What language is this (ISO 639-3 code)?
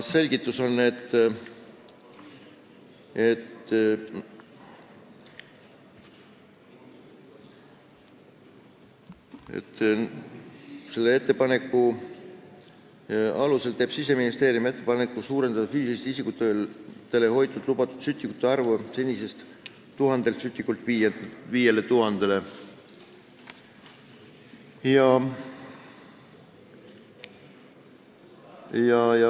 est